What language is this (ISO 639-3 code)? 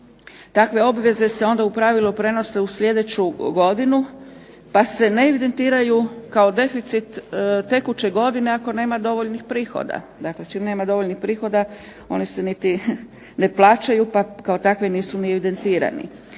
hrv